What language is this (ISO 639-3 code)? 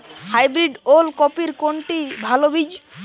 ben